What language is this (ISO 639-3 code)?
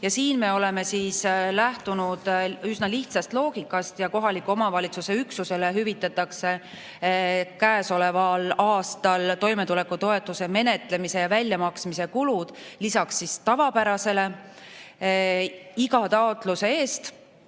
est